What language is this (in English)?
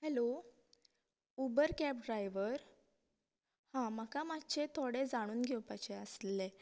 Konkani